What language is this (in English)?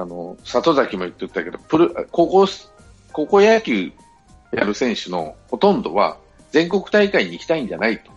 Japanese